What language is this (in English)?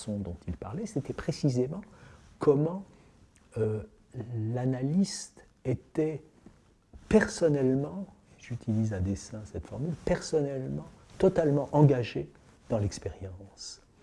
French